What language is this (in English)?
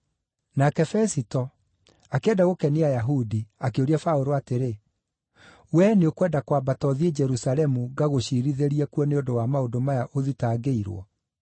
Kikuyu